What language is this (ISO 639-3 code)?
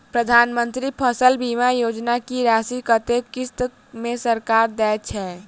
mai